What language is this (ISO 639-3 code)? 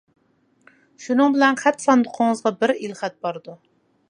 uig